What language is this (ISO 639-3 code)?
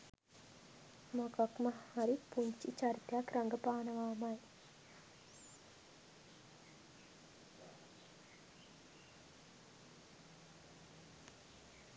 sin